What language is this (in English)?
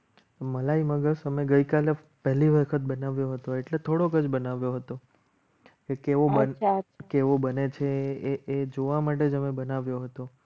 Gujarati